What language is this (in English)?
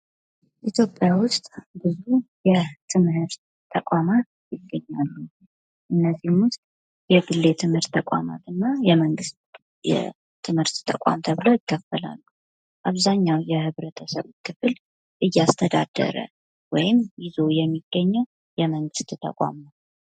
Amharic